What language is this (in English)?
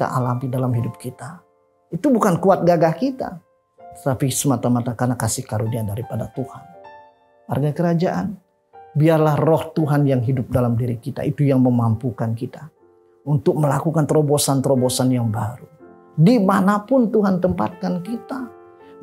Indonesian